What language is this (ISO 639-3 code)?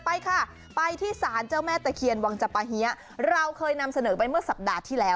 tha